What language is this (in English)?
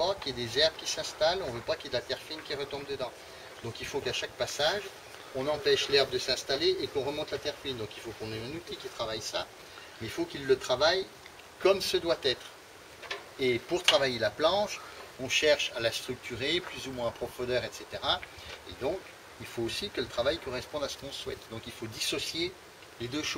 French